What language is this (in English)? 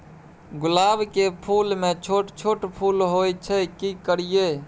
Maithili